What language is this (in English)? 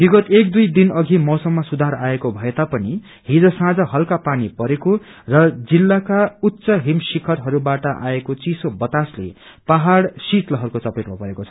Nepali